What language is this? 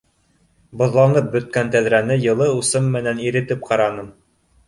Bashkir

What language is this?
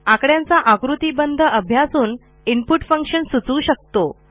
Marathi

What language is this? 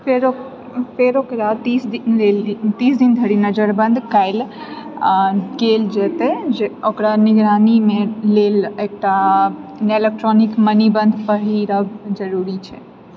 Maithili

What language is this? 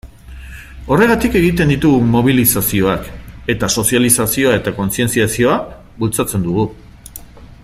Basque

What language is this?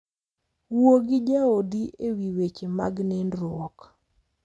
Luo (Kenya and Tanzania)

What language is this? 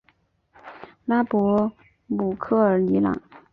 Chinese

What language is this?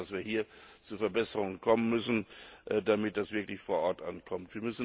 German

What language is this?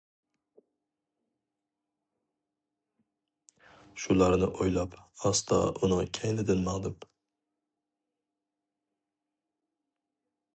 Uyghur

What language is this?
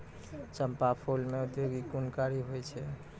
Maithili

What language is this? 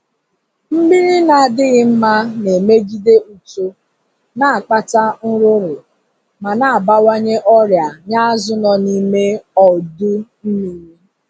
Igbo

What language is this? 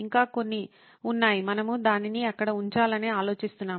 Telugu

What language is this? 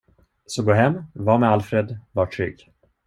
Swedish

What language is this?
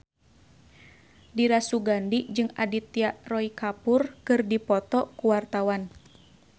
Sundanese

